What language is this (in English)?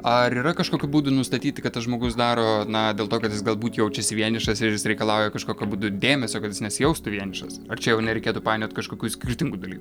Lithuanian